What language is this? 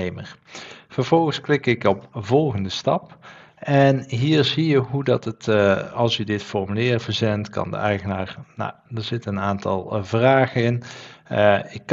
Dutch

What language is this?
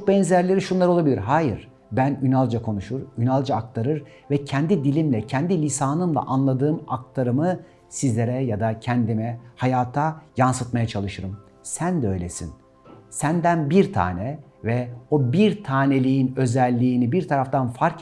Turkish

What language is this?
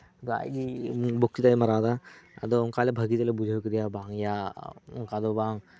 Santali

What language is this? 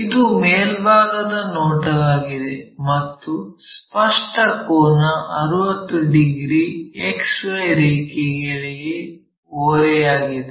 Kannada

